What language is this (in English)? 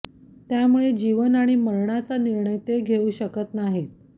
Marathi